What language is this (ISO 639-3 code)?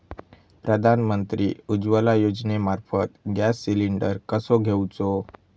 mar